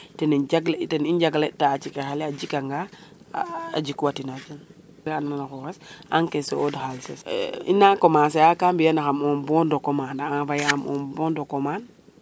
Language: Serer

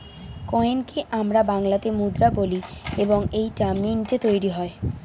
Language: Bangla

